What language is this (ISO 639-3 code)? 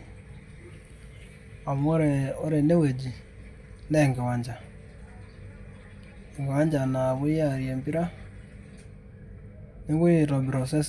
mas